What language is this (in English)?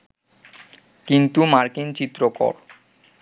Bangla